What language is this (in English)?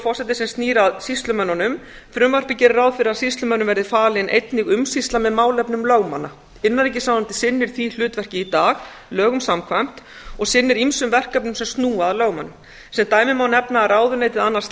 Icelandic